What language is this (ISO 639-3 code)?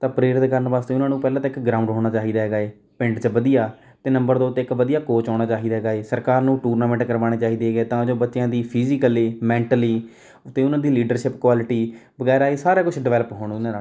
pan